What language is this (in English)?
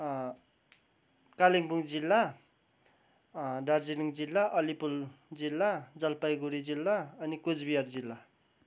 Nepali